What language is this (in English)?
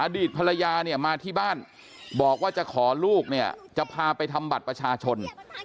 Thai